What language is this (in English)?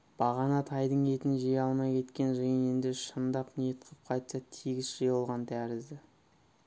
Kazakh